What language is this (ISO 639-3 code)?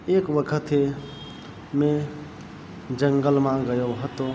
guj